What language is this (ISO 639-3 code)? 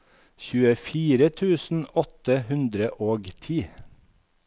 nor